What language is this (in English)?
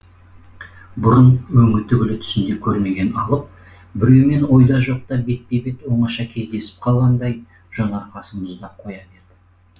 Kazakh